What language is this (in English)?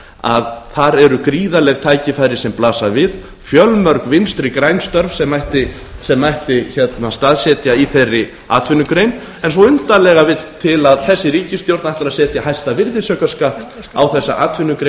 Icelandic